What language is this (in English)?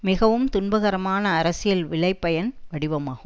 Tamil